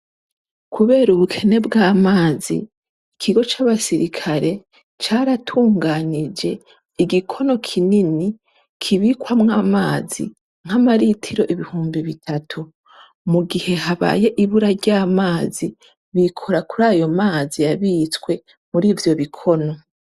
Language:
Rundi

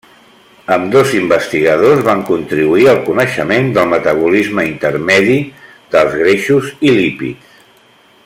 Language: Catalan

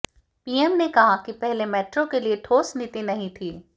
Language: Hindi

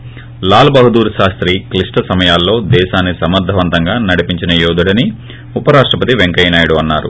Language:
Telugu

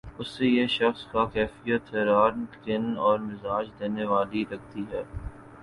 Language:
Urdu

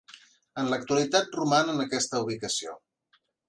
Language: Catalan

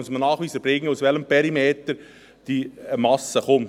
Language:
Swiss German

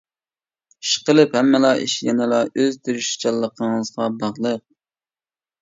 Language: Uyghur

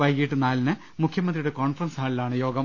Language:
Malayalam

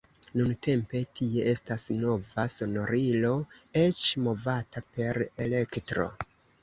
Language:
Esperanto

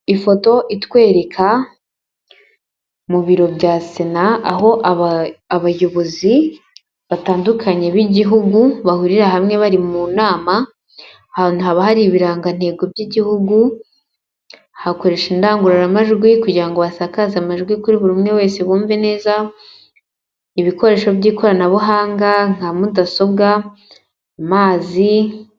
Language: Kinyarwanda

